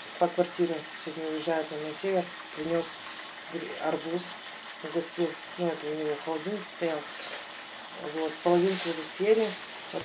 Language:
Russian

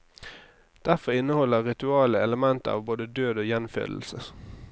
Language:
Norwegian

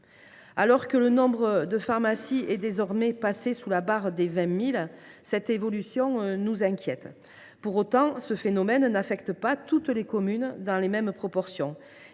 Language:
French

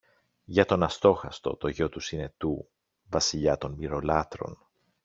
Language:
Greek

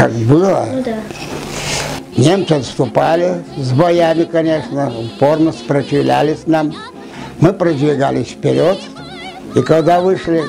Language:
Russian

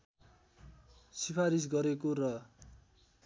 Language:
Nepali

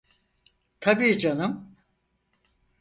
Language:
Turkish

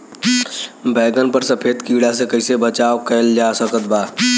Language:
Bhojpuri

